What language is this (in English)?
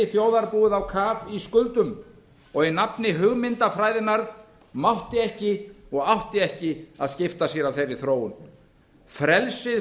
Icelandic